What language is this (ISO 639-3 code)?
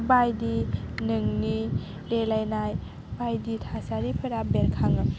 brx